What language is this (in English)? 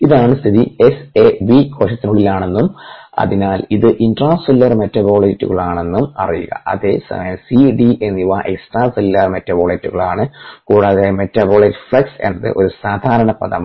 Malayalam